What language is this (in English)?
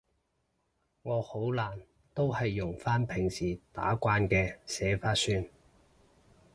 Cantonese